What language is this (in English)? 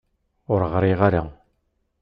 Kabyle